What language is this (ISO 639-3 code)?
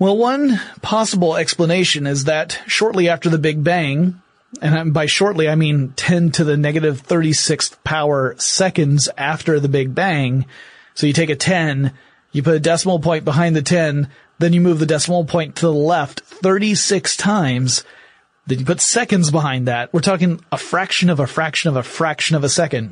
eng